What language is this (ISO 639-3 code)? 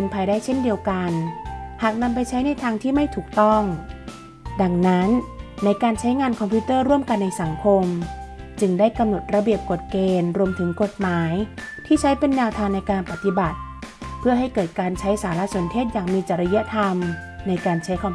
tha